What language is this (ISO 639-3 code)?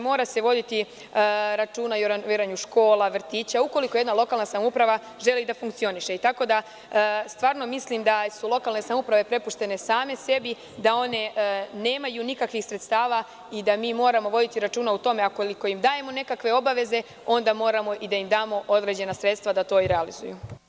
srp